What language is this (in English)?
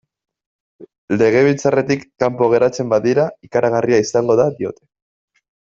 Basque